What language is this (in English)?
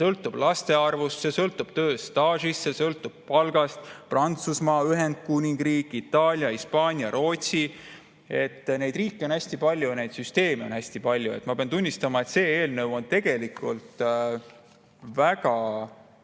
Estonian